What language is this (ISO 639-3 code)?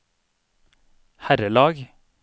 nor